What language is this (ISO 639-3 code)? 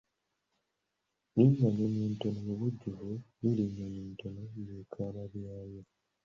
lug